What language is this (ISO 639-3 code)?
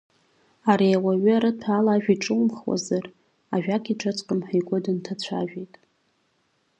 abk